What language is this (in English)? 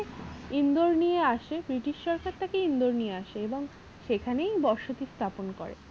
Bangla